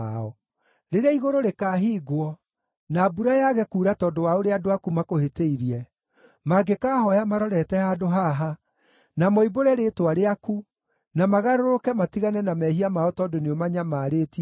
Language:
Kikuyu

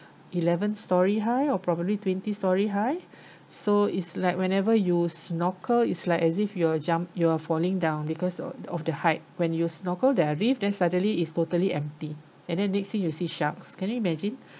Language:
English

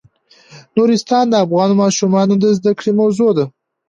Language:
Pashto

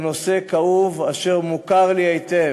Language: Hebrew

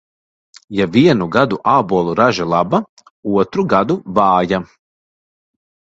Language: Latvian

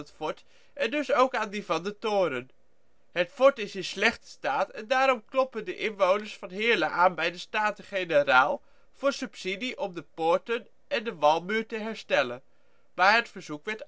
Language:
Dutch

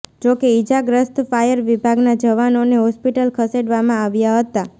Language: Gujarati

